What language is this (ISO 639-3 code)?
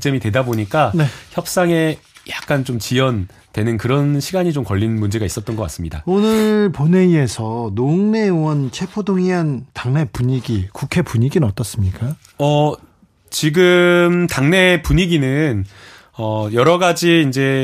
kor